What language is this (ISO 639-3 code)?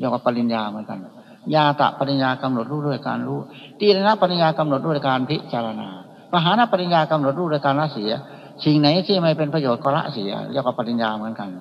tha